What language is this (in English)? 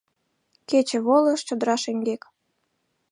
Mari